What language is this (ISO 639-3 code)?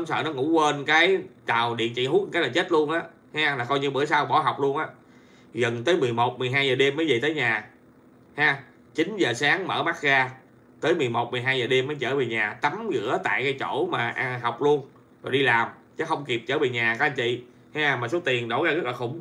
vie